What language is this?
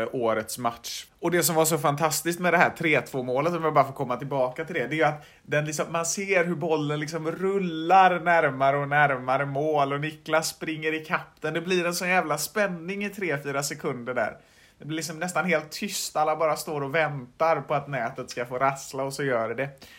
Swedish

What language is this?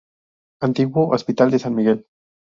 Spanish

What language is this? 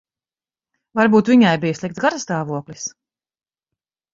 Latvian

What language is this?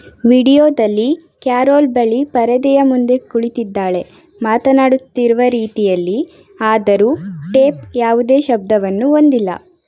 Kannada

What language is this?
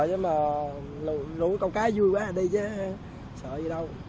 Vietnamese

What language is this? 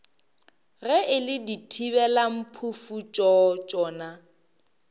Northern Sotho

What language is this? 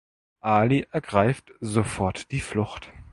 German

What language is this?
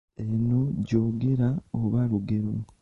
Ganda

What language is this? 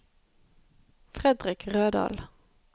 Norwegian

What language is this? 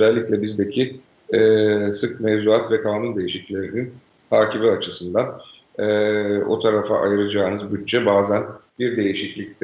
Turkish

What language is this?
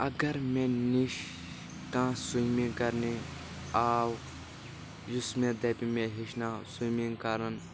Kashmiri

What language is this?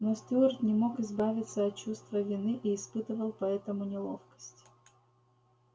Russian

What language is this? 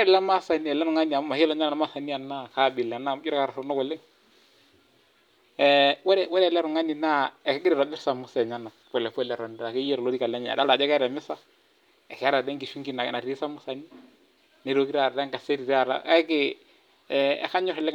Masai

